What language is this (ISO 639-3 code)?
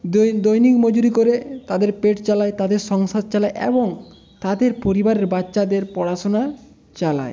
ben